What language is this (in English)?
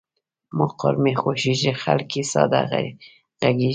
Pashto